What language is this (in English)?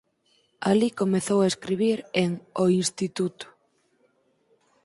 Galician